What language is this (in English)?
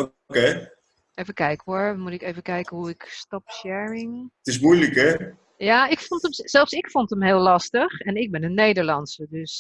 Dutch